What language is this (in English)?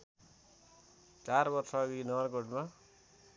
Nepali